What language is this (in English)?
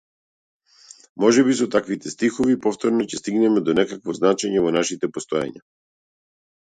Macedonian